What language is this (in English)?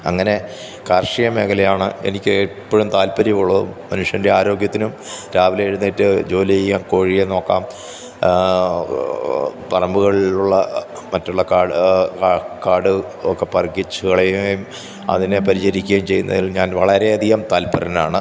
Malayalam